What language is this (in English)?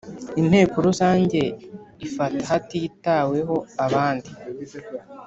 Kinyarwanda